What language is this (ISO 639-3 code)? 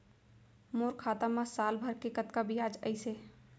hne